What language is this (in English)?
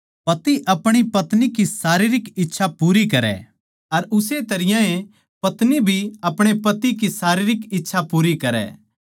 Haryanvi